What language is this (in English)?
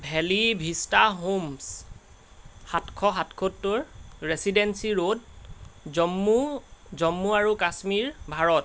Assamese